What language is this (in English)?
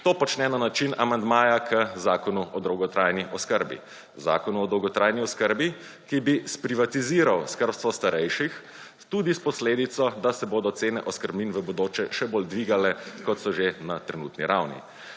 Slovenian